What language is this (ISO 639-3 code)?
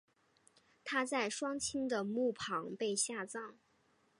zho